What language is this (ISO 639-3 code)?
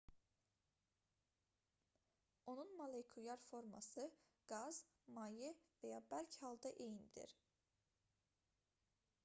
aze